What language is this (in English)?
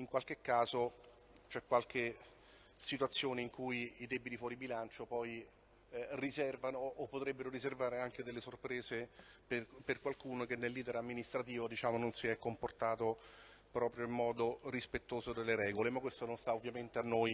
Italian